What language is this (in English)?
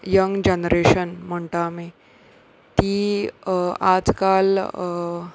Konkani